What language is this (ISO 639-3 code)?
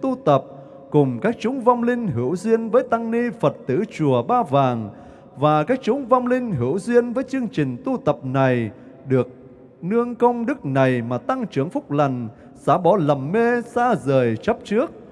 vie